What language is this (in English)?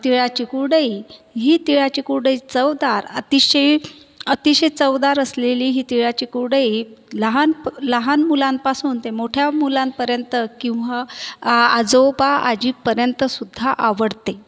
Marathi